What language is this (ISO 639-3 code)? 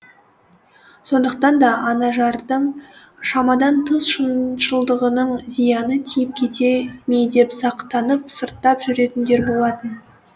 kaz